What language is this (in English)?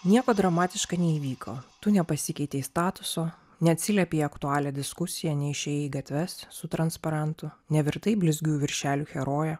Lithuanian